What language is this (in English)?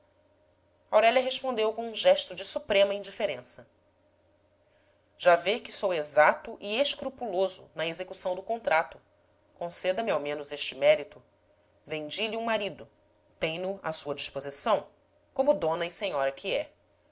Portuguese